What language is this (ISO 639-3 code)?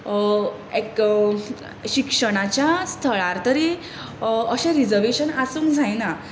kok